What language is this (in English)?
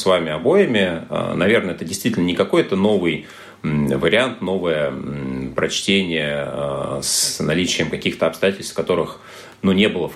Russian